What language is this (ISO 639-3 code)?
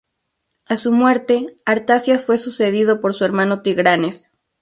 spa